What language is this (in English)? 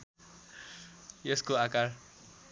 Nepali